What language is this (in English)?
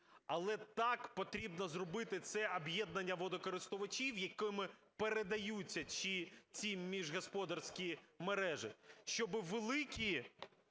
Ukrainian